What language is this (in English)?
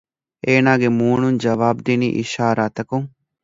Divehi